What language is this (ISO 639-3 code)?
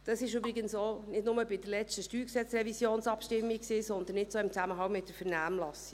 gsw